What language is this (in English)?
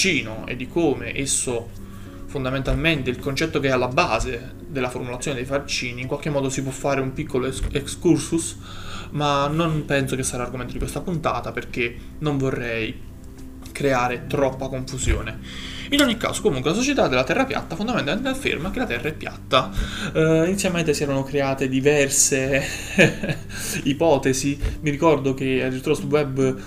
Italian